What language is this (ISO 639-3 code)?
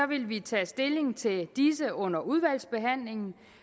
dan